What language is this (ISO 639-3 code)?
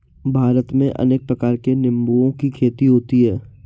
hin